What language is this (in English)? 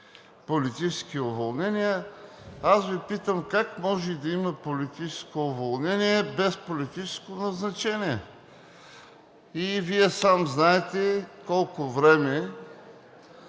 Bulgarian